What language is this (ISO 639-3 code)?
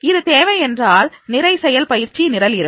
tam